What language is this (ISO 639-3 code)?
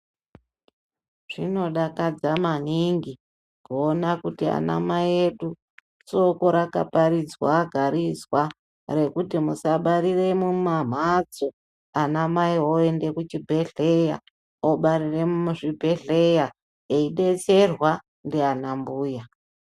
ndc